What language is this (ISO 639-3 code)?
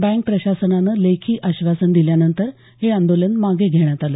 mar